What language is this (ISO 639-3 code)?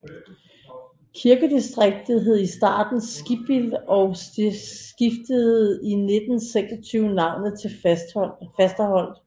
dan